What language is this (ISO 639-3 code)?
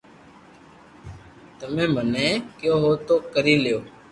lrk